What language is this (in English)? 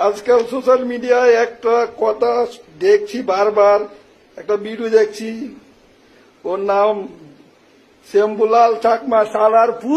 Indonesian